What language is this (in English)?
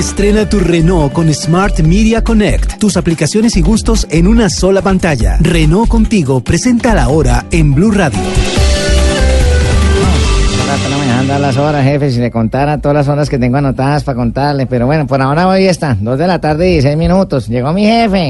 Spanish